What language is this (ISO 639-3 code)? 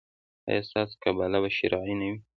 pus